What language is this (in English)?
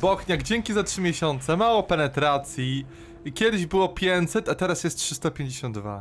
Polish